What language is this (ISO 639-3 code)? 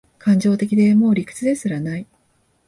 jpn